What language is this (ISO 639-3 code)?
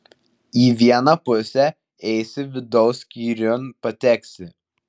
lit